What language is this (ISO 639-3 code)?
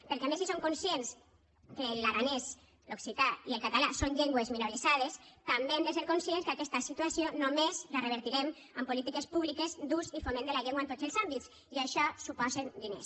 cat